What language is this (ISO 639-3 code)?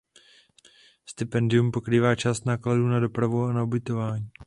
ces